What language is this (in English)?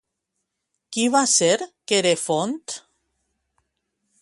Catalan